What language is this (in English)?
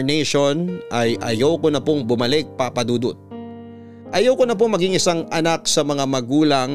Filipino